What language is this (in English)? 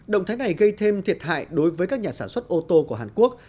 Vietnamese